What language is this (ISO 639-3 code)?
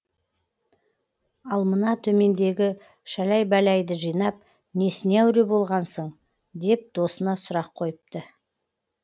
kaz